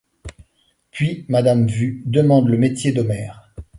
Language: French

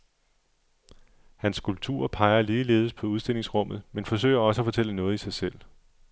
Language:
Danish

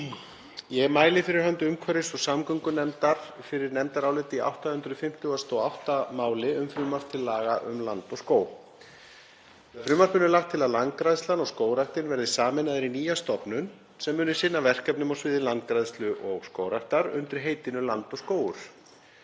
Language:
Icelandic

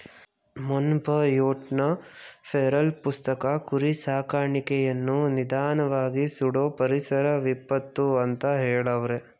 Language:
Kannada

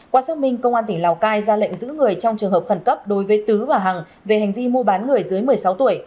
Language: Vietnamese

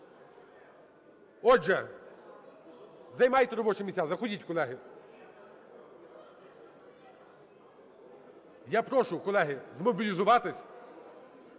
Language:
Ukrainian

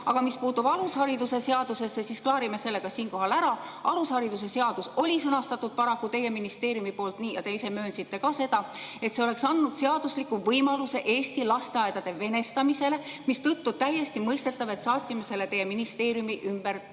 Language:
Estonian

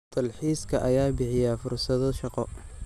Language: Somali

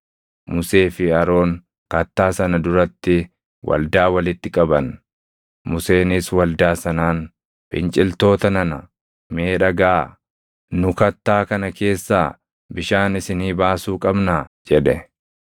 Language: Oromo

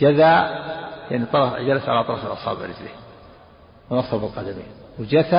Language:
Arabic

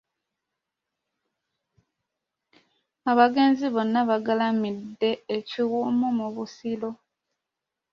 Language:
Ganda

